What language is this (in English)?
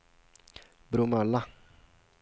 Swedish